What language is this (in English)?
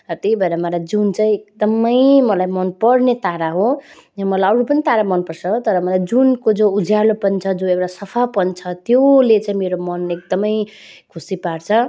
Nepali